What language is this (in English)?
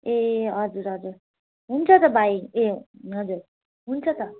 Nepali